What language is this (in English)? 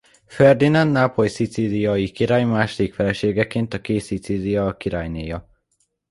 Hungarian